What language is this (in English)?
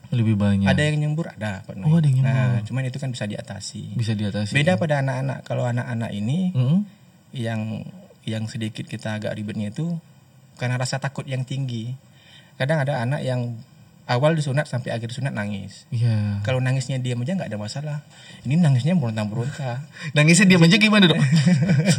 Indonesian